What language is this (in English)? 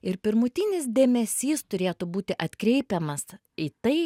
Lithuanian